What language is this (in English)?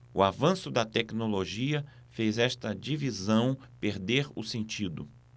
Portuguese